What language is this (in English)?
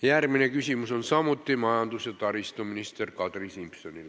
Estonian